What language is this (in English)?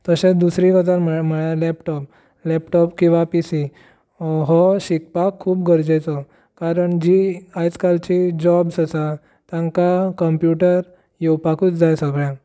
Konkani